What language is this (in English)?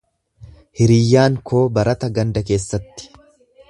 Oromo